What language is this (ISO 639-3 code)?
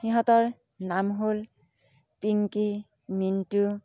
asm